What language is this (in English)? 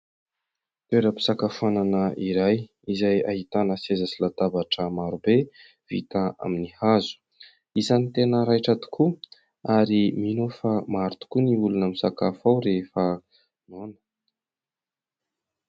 Malagasy